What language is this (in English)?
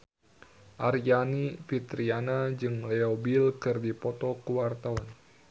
Sundanese